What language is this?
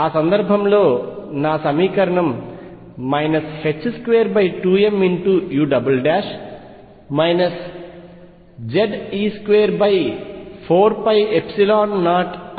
Telugu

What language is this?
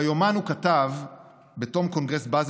Hebrew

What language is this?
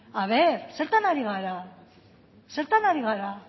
Basque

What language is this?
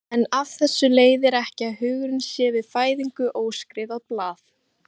Icelandic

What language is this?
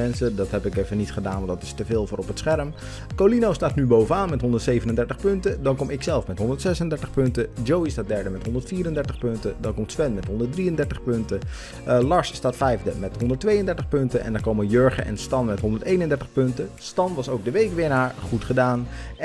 Dutch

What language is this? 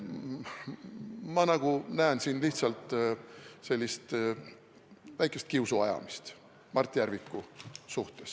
Estonian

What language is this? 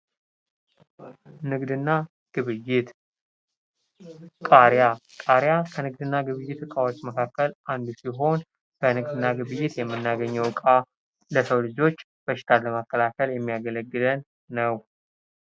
Amharic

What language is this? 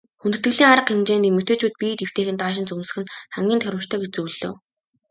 Mongolian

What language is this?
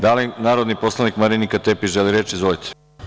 Serbian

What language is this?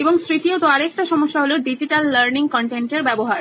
Bangla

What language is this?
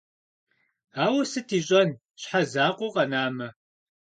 Kabardian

